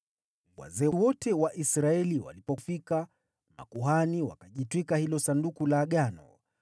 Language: Swahili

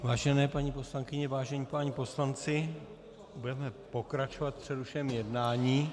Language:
Czech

